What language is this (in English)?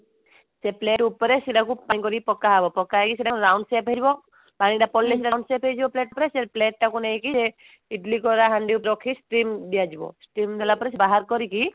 Odia